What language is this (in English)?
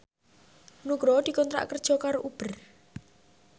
Javanese